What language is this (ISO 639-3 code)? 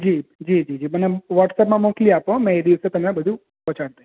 guj